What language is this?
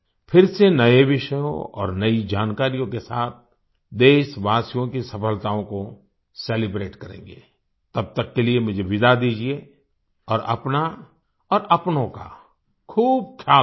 Hindi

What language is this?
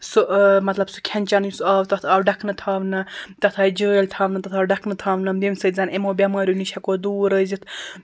Kashmiri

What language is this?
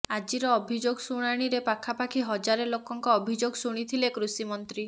Odia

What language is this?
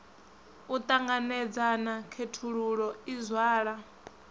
Venda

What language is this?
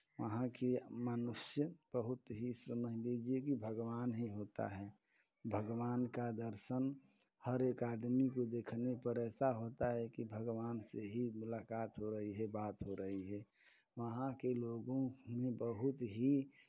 Hindi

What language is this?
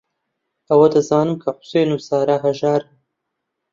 Central Kurdish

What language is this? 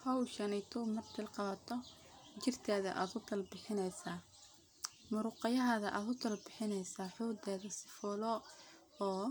Somali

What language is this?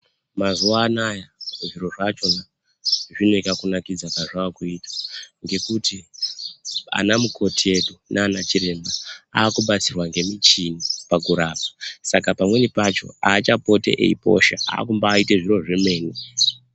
Ndau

